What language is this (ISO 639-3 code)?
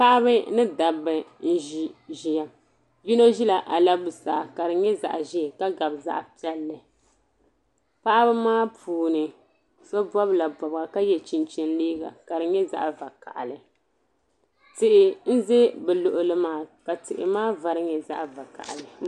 dag